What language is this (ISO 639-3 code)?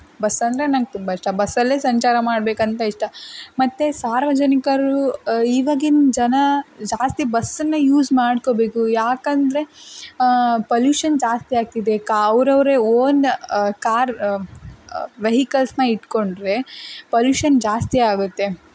kan